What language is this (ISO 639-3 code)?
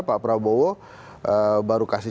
ind